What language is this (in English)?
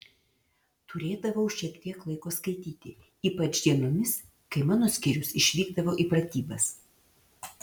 Lithuanian